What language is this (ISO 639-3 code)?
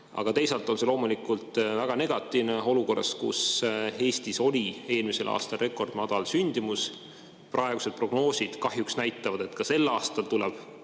est